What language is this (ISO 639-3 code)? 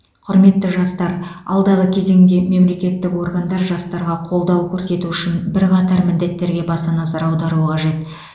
kaz